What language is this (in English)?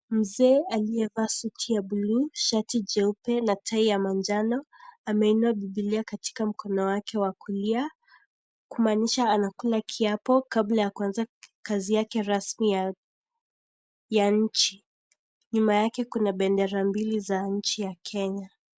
Swahili